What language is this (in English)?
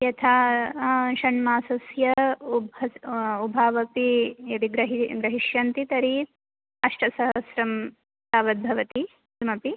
Sanskrit